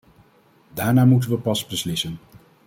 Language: Dutch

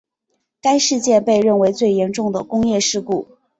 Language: Chinese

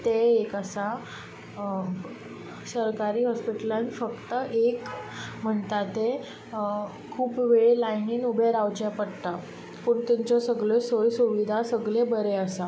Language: Konkani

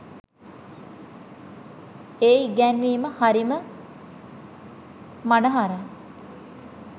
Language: Sinhala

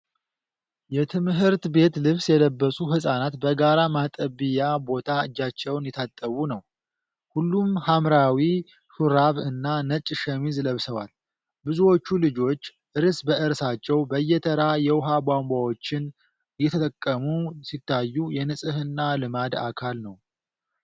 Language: Amharic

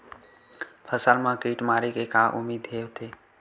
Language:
Chhattisgarhi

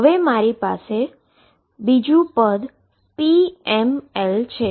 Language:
Gujarati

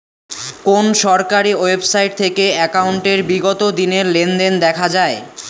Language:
Bangla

